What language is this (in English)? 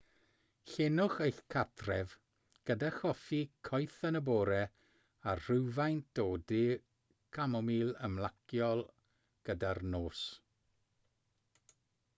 Welsh